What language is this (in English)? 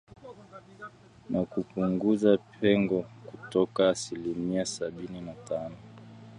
Swahili